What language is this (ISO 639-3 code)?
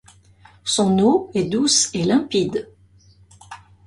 fra